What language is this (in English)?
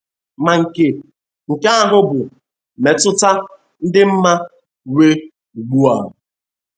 Igbo